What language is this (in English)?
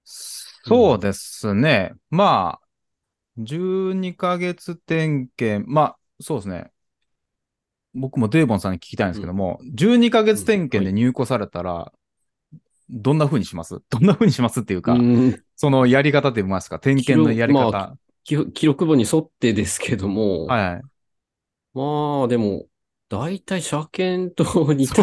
Japanese